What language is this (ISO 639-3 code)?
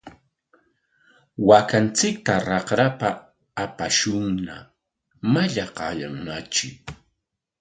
qwa